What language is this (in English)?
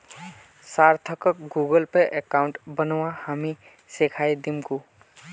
Magahi